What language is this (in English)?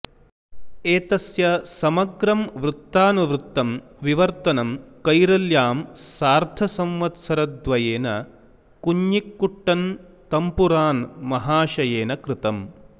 Sanskrit